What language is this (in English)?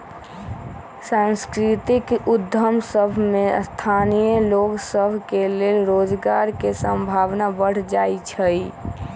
Magahi